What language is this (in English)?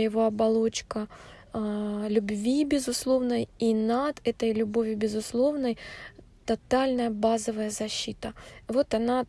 Russian